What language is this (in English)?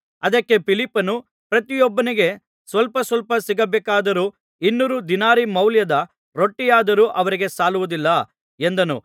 Kannada